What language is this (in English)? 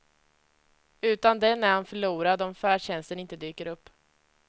Swedish